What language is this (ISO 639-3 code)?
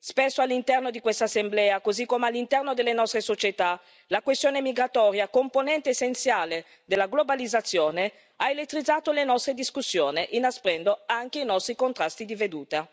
ita